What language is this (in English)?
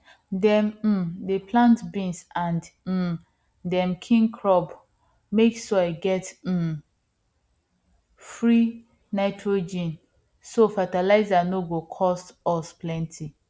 Nigerian Pidgin